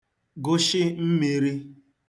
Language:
Igbo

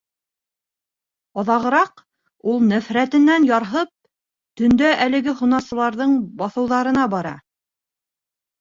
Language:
Bashkir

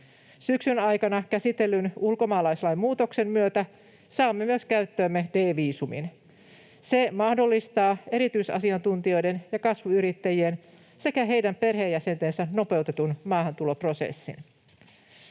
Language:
Finnish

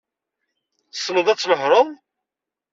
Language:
Kabyle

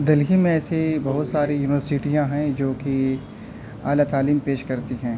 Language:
Urdu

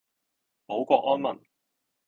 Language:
Cantonese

